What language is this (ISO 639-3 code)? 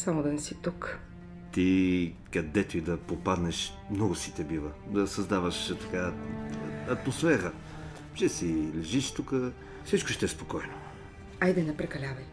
bul